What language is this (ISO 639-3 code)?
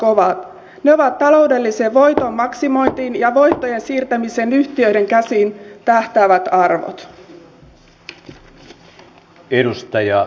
fin